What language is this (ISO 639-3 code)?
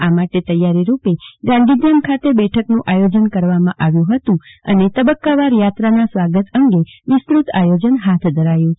guj